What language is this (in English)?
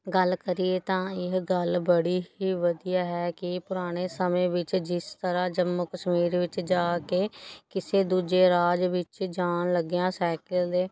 Punjabi